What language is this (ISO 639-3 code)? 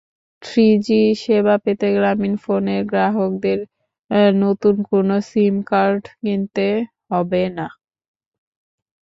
ben